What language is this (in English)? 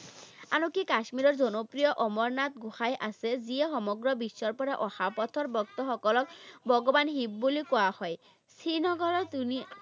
Assamese